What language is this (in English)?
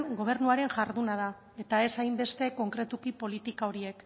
Basque